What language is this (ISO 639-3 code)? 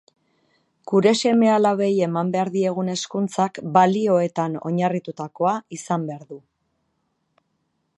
eus